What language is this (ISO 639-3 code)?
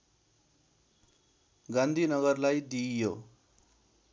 nep